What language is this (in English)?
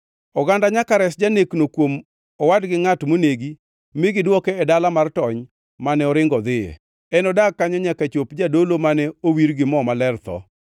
Luo (Kenya and Tanzania)